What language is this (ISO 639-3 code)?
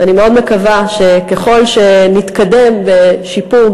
heb